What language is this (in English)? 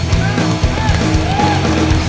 Thai